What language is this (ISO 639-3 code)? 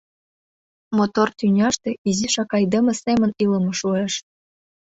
chm